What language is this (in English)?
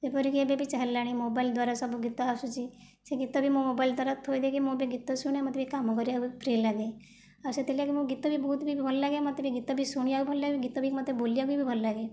Odia